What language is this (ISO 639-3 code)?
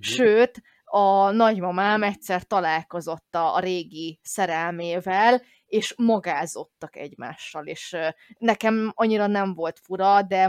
hun